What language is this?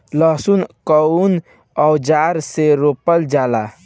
Bhojpuri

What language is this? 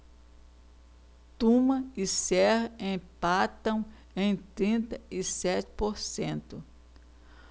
Portuguese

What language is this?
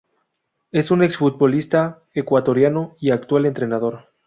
Spanish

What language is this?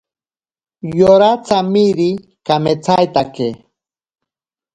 Ashéninka Perené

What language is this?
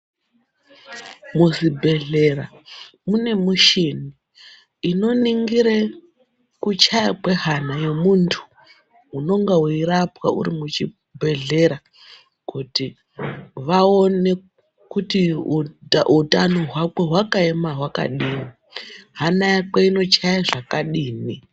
Ndau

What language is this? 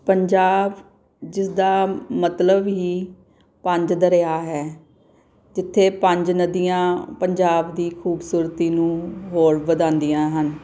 Punjabi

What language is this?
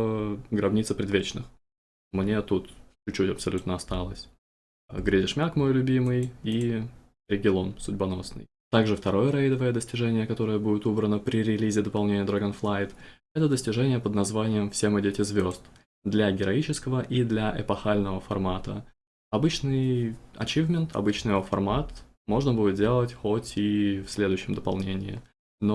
Russian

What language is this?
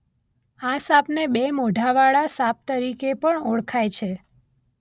Gujarati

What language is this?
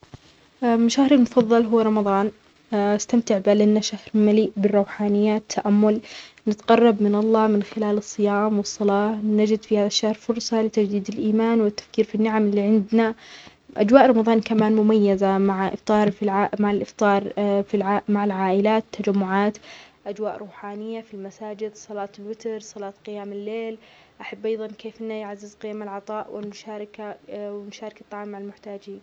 Omani Arabic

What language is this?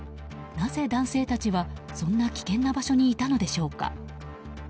Japanese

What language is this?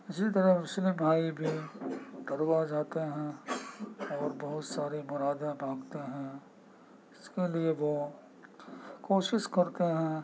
Urdu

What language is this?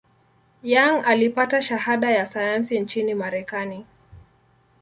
Swahili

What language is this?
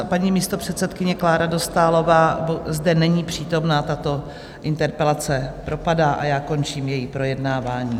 Czech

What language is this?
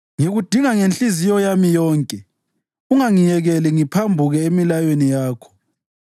North Ndebele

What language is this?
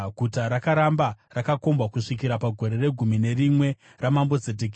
Shona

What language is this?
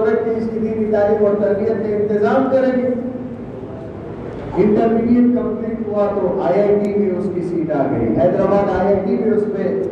Urdu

